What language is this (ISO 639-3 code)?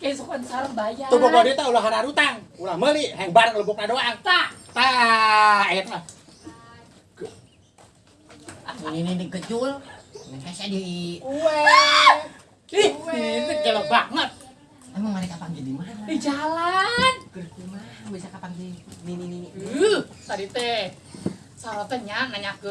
ind